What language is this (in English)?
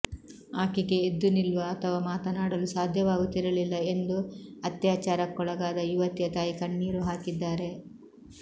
Kannada